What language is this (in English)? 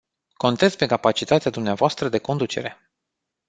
Romanian